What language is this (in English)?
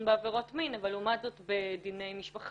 Hebrew